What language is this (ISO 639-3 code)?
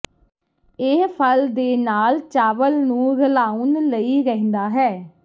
pan